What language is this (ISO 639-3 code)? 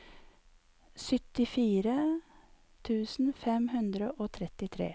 nor